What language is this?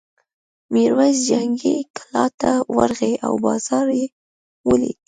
Pashto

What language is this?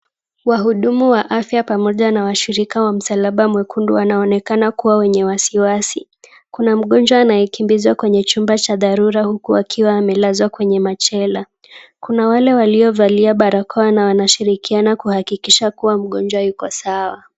Swahili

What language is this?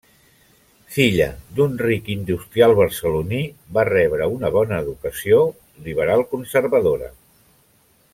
Catalan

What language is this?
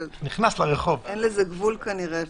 Hebrew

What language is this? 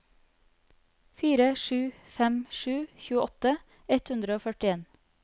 Norwegian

